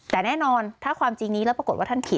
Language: Thai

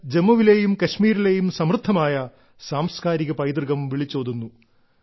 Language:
Malayalam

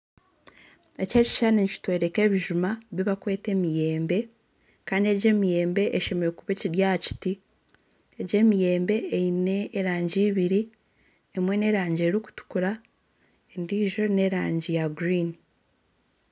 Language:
Nyankole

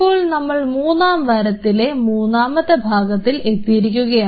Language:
Malayalam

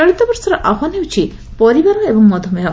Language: Odia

